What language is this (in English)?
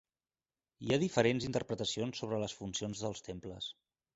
Catalan